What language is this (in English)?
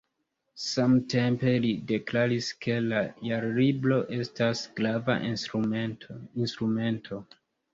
Esperanto